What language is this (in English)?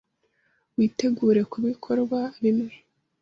Kinyarwanda